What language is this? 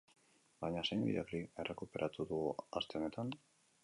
Basque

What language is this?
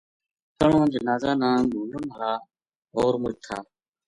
Gujari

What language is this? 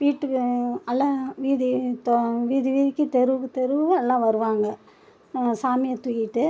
Tamil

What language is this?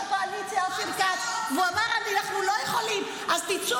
Hebrew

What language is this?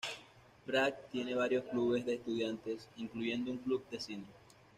Spanish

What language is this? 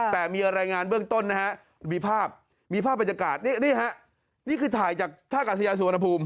Thai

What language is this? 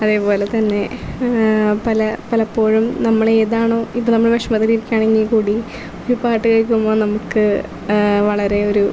Malayalam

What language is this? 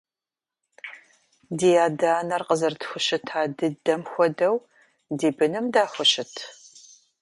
Kabardian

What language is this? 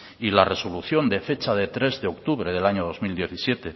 Spanish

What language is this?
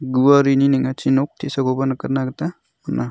Garo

